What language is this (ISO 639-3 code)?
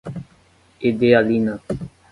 por